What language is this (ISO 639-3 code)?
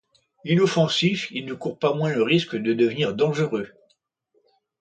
fra